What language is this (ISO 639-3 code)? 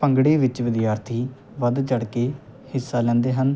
pan